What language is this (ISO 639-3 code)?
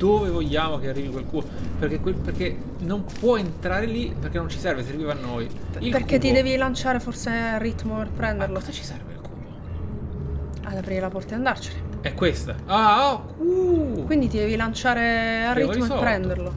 ita